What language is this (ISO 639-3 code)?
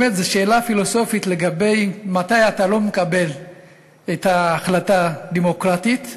heb